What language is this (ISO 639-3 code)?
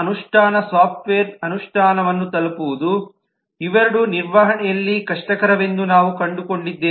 kan